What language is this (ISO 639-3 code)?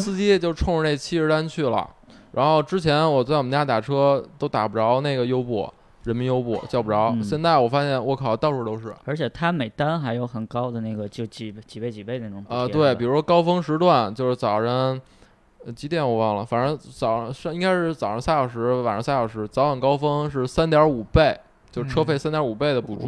zho